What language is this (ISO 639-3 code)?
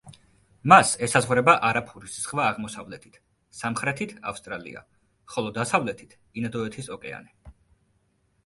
kat